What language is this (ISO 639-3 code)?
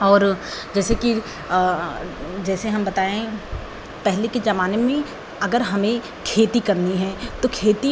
hin